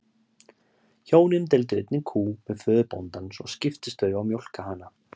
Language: Icelandic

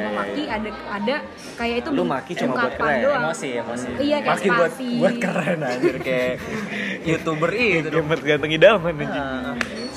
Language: Indonesian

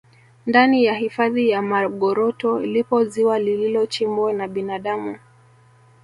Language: Swahili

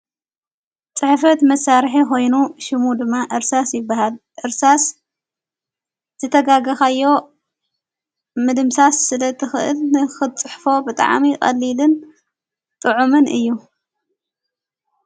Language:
Tigrinya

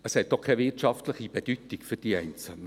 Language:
Swiss German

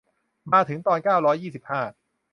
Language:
Thai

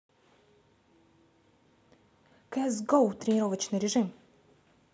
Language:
Russian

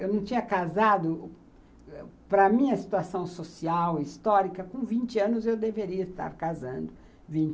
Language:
Portuguese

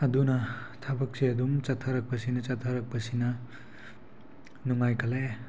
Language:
Manipuri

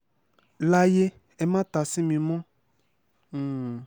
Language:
Yoruba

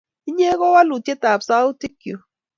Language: Kalenjin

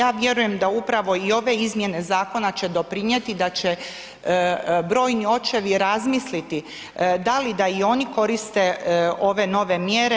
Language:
Croatian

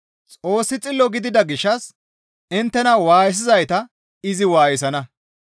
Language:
Gamo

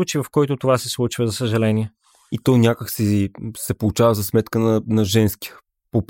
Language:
Bulgarian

